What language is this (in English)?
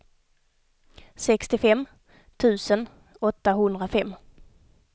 Swedish